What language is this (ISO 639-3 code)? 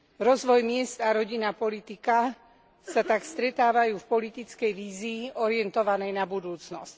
slk